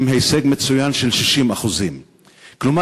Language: Hebrew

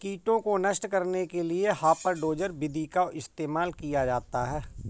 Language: Hindi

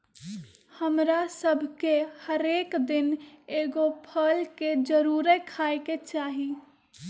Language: Magahi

